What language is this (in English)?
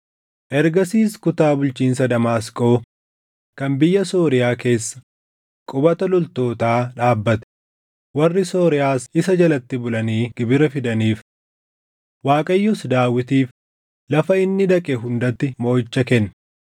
Oromo